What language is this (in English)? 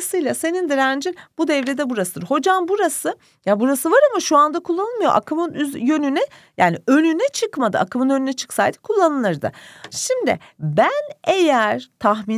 Turkish